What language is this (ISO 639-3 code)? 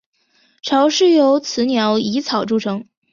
zho